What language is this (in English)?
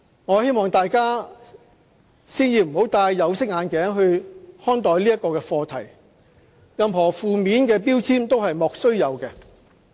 Cantonese